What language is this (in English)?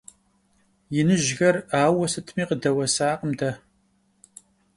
Kabardian